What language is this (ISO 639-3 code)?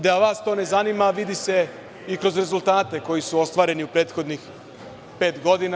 srp